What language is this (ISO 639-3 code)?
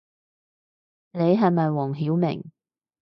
yue